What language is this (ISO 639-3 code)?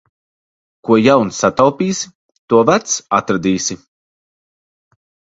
lav